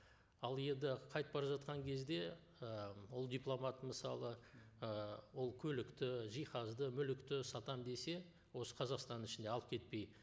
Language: Kazakh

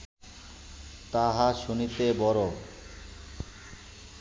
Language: Bangla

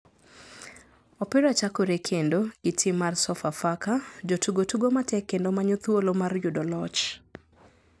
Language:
Luo (Kenya and Tanzania)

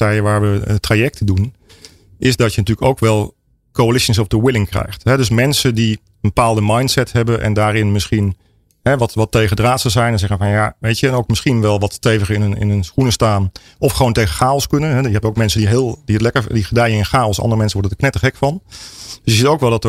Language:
Dutch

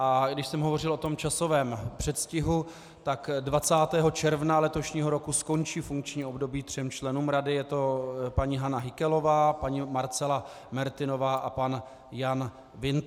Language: Czech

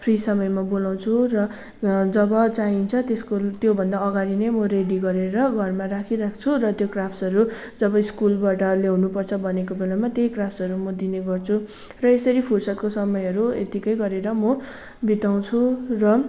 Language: Nepali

